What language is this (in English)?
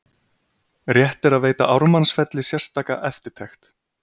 Icelandic